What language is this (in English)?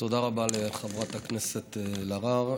Hebrew